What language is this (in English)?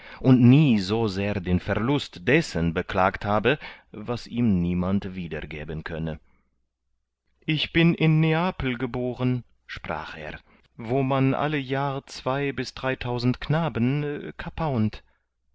German